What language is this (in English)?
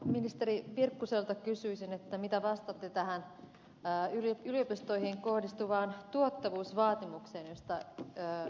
Finnish